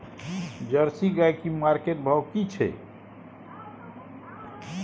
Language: Maithili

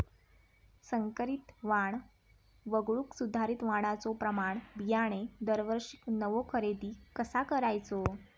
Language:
Marathi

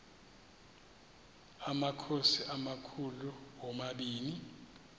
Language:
Xhosa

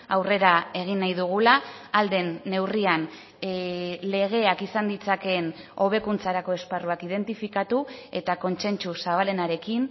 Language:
Basque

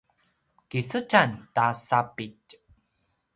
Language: Paiwan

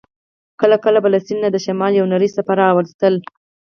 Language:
Pashto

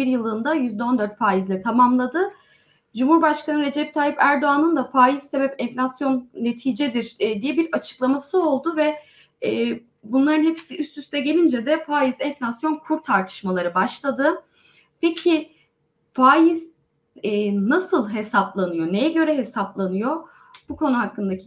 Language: Turkish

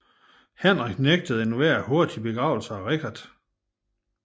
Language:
Danish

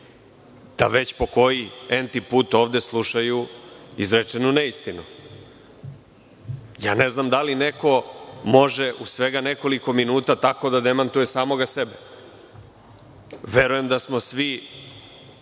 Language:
Serbian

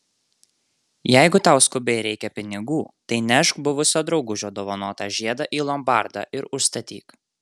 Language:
Lithuanian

